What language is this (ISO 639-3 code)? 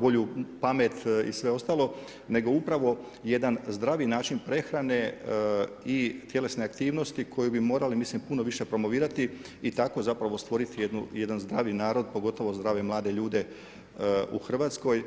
hrv